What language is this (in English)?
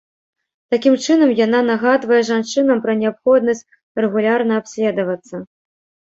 Belarusian